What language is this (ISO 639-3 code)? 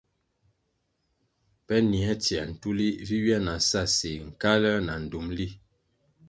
nmg